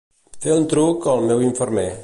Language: Catalan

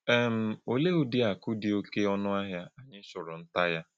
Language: Igbo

